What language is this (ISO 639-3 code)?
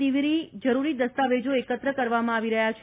guj